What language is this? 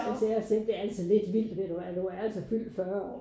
Danish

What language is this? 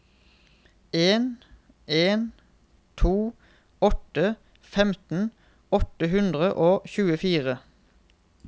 Norwegian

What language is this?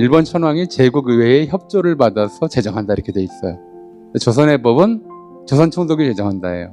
Korean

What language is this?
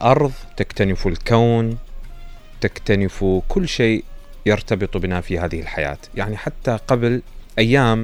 Arabic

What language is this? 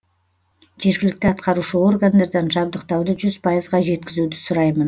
Kazakh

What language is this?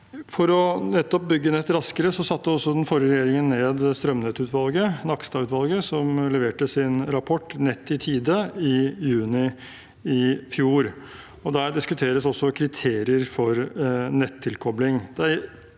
Norwegian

